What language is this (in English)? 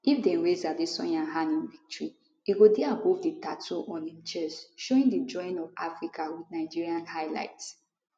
Nigerian Pidgin